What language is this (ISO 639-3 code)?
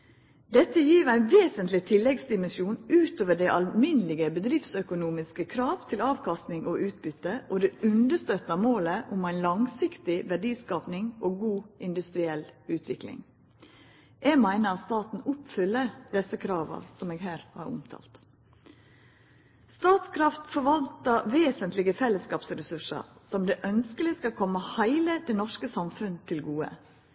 nno